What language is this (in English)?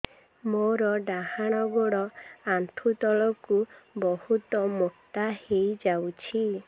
Odia